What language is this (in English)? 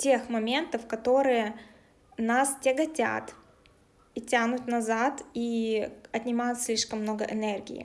Russian